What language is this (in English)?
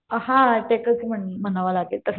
Marathi